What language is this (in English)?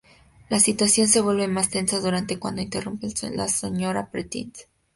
Spanish